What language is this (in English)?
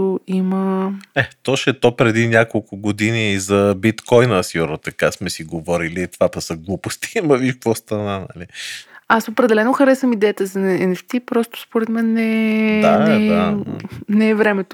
Bulgarian